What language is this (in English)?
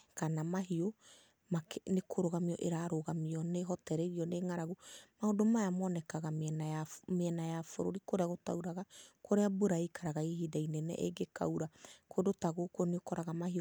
Kikuyu